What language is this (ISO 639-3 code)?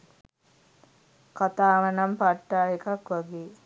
sin